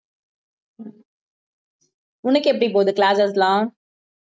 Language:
Tamil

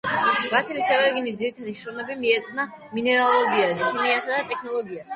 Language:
Georgian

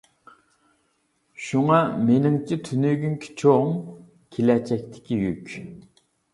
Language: Uyghur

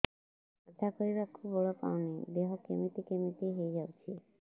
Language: Odia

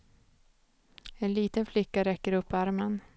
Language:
Swedish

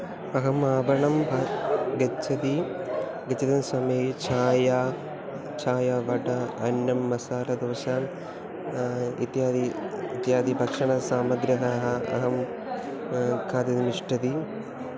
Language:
Sanskrit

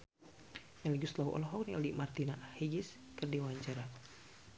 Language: Sundanese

